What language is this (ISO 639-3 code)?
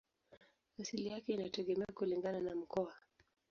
swa